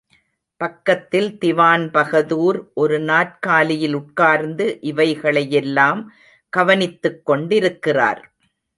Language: Tamil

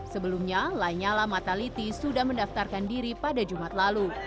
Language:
Indonesian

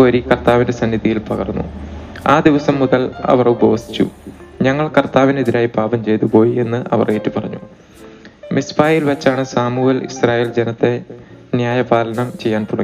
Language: Malayalam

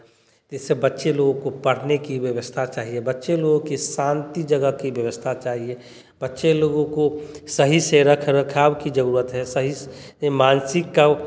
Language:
Hindi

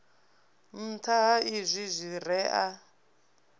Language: Venda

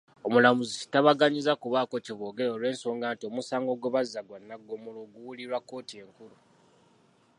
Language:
Ganda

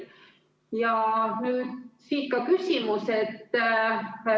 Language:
Estonian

